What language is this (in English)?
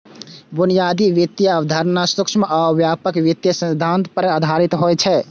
Maithili